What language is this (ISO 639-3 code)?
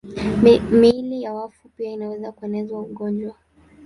swa